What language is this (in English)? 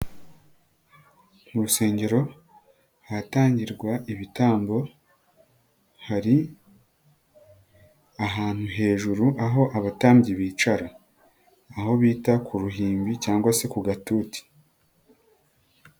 Kinyarwanda